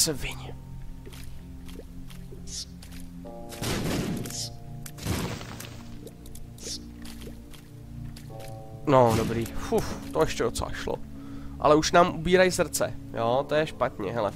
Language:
Czech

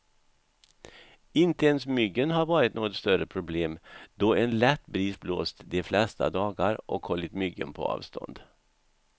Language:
Swedish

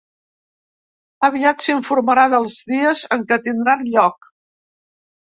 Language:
Catalan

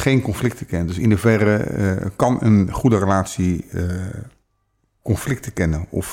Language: Dutch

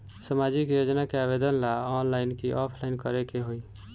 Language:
Bhojpuri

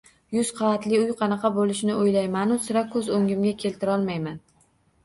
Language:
Uzbek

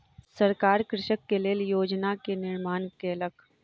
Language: Maithili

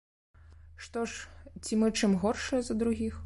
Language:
Belarusian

